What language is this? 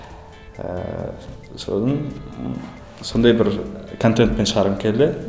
Kazakh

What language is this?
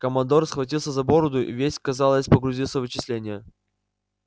Russian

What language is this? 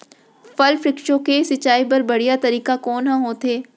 Chhattisgarhi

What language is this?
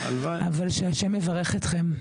Hebrew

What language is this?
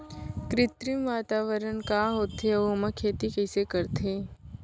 Chhattisgarhi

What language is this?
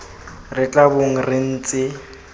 Tswana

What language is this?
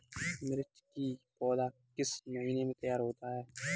Hindi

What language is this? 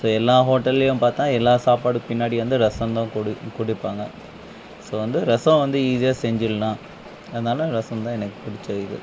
Tamil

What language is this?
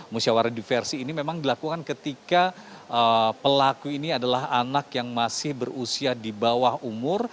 Indonesian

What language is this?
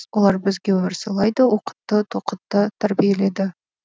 Kazakh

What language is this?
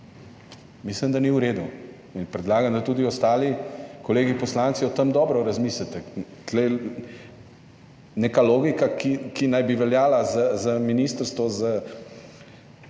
Slovenian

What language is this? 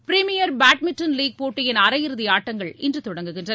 Tamil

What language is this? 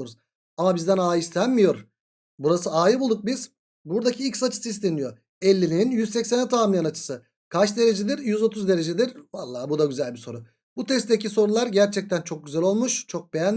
Turkish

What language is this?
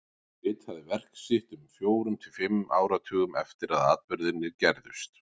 Icelandic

